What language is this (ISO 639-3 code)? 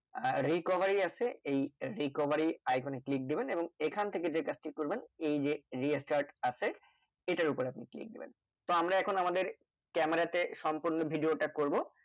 ben